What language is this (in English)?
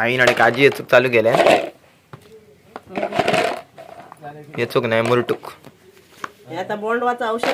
Marathi